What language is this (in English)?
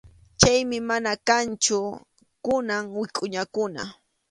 Arequipa-La Unión Quechua